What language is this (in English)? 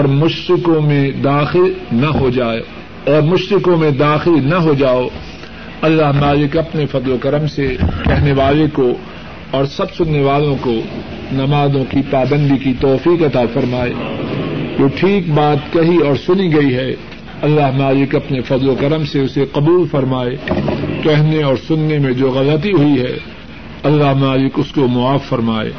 Urdu